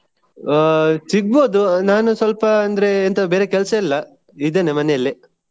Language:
Kannada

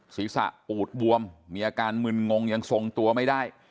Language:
Thai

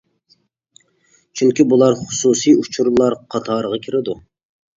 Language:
Uyghur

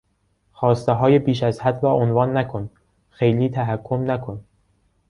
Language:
Persian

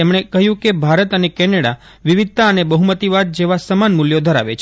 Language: Gujarati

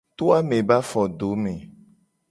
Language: Gen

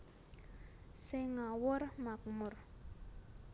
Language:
Javanese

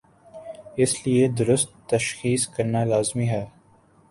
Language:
Urdu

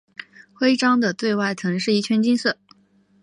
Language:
Chinese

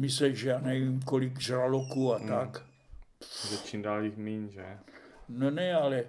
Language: Czech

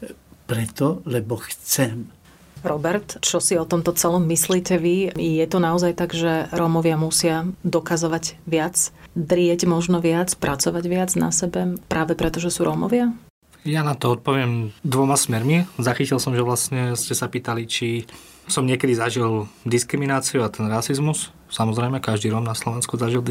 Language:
Slovak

